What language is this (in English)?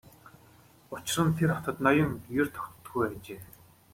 Mongolian